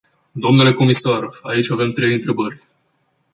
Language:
Romanian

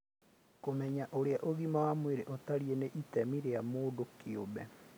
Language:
Kikuyu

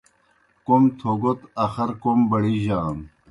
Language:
Kohistani Shina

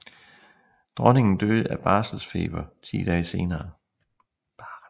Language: Danish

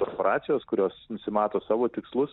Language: Lithuanian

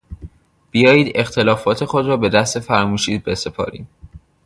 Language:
Persian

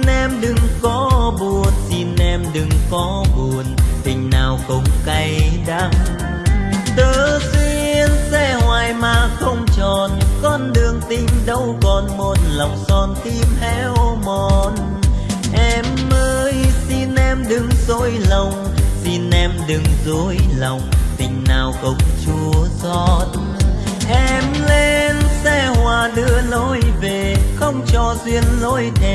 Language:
Vietnamese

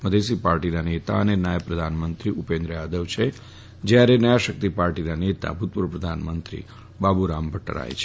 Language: Gujarati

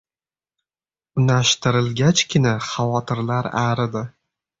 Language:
Uzbek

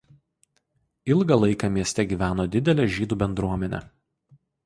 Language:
Lithuanian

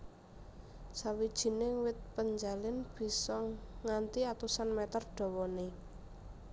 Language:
Javanese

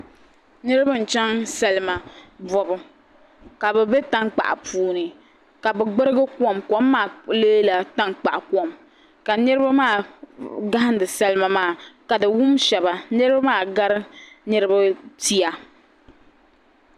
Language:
Dagbani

